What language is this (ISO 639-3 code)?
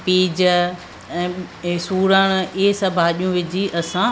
snd